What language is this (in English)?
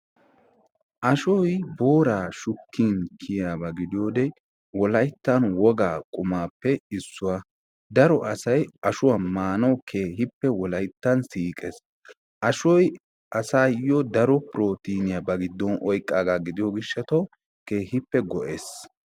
Wolaytta